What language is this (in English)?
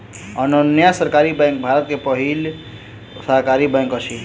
Maithili